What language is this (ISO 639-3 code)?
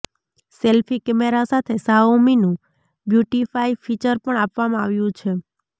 guj